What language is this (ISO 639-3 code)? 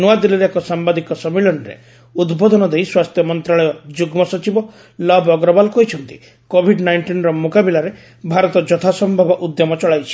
ori